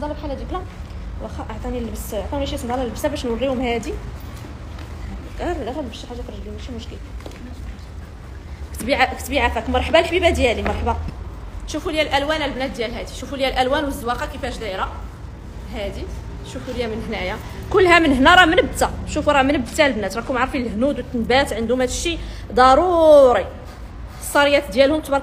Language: Arabic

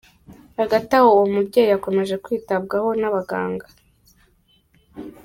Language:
Kinyarwanda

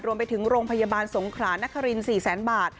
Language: Thai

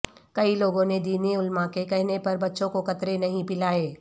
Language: Urdu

